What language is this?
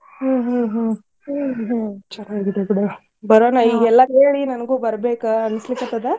Kannada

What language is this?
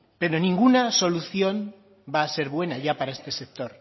Spanish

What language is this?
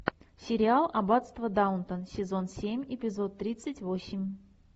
Russian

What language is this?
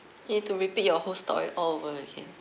English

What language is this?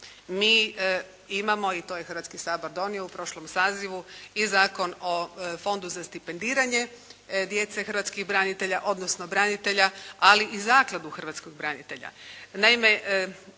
Croatian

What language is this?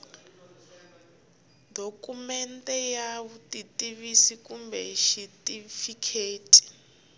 Tsonga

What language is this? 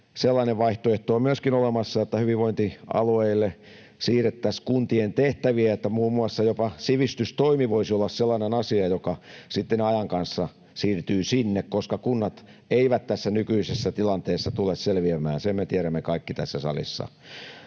Finnish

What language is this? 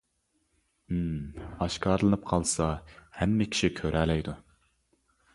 Uyghur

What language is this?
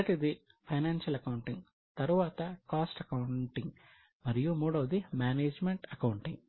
Telugu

